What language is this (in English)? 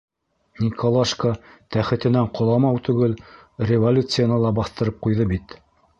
Bashkir